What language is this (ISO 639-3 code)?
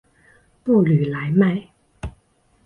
zho